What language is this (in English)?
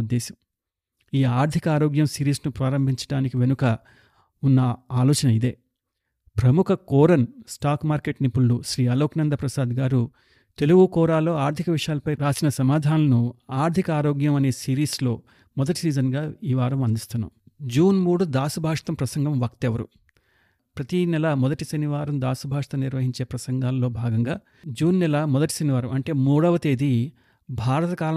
Telugu